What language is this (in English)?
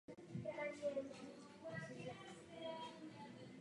Czech